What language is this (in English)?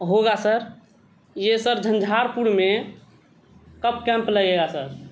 Urdu